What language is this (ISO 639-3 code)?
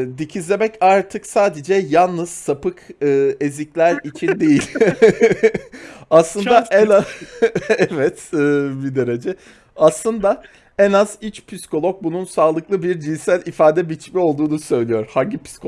tur